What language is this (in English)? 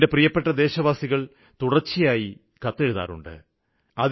Malayalam